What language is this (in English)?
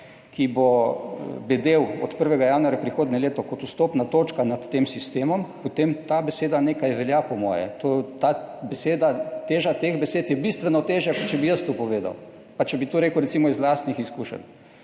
Slovenian